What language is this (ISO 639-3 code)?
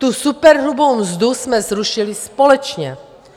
ces